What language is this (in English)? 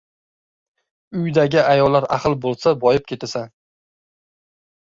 Uzbek